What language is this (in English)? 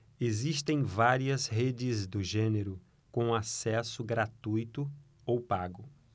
Portuguese